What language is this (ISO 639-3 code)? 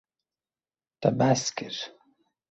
kur